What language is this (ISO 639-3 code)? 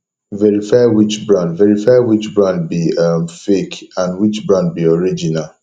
pcm